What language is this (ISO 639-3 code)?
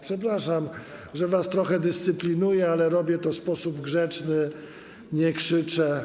pol